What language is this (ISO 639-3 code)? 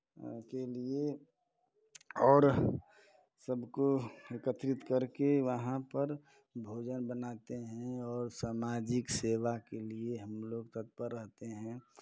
hin